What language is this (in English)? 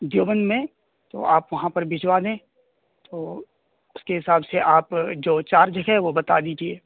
Urdu